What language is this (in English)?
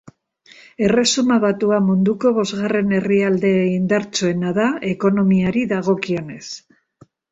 Basque